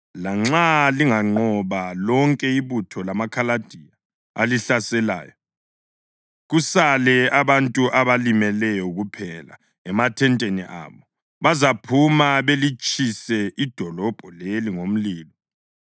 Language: North Ndebele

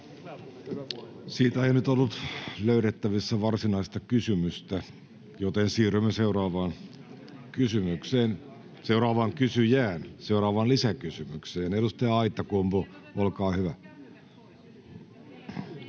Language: Finnish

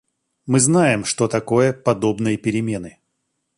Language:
Russian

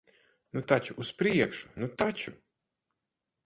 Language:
Latvian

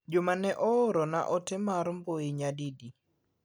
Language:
Luo (Kenya and Tanzania)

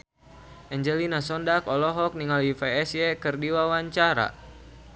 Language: Sundanese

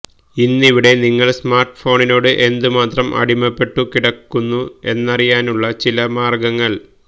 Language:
Malayalam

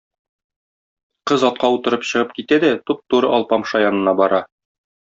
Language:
Tatar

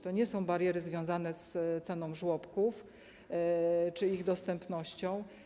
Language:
Polish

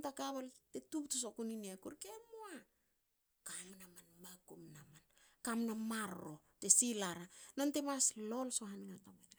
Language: Hakö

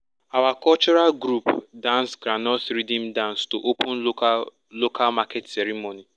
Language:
Nigerian Pidgin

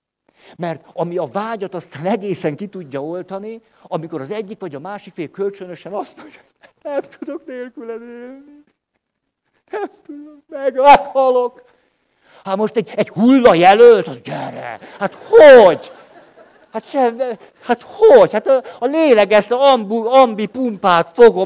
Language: Hungarian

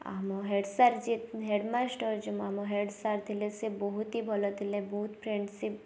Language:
Odia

